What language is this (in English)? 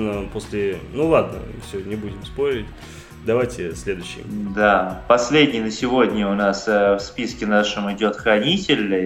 Russian